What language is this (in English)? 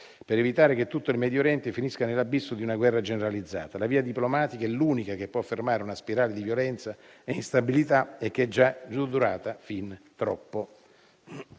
Italian